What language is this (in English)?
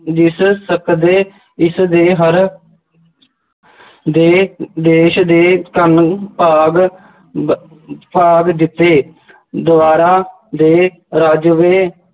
Punjabi